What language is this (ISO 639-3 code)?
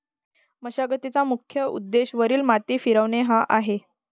mar